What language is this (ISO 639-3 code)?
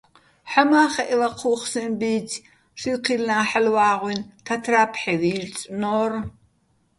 bbl